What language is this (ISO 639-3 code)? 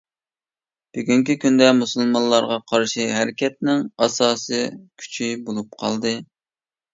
uig